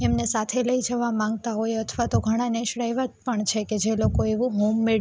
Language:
Gujarati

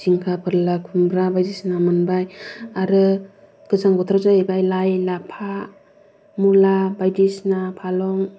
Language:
Bodo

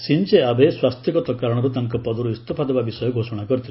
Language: Odia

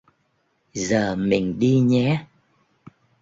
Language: Vietnamese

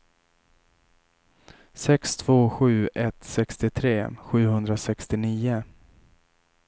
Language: Swedish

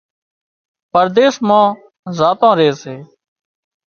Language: Wadiyara Koli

